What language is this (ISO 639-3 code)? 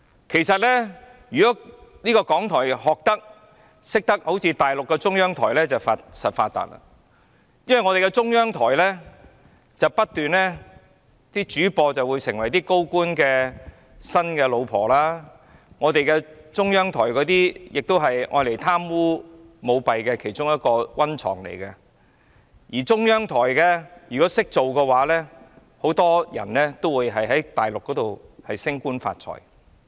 yue